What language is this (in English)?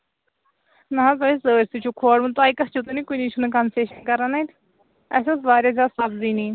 Kashmiri